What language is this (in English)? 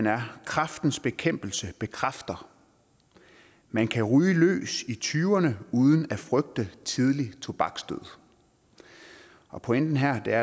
Danish